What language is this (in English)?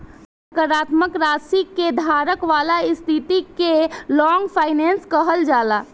Bhojpuri